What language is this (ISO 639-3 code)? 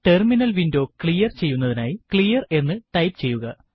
mal